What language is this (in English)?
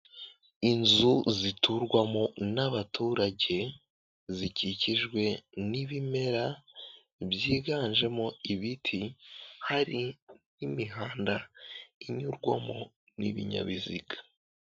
Kinyarwanda